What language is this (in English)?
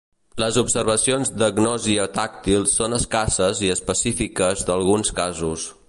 Catalan